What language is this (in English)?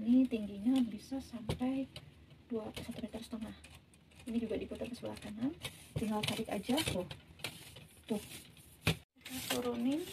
Indonesian